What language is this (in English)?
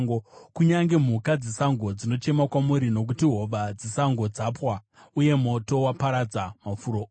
Shona